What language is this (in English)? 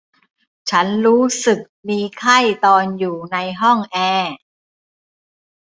Thai